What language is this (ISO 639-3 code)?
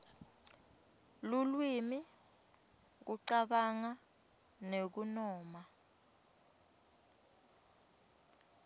ssw